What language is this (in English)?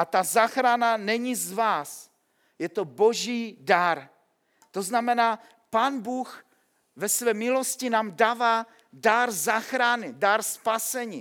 Czech